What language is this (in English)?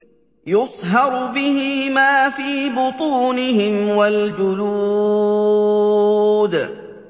Arabic